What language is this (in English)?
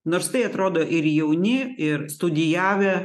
Lithuanian